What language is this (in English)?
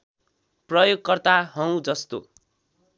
Nepali